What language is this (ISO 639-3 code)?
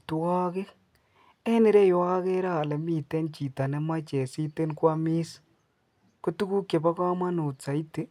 kln